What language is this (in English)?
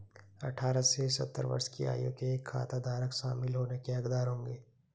Hindi